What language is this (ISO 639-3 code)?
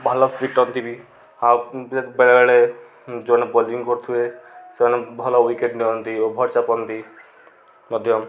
ori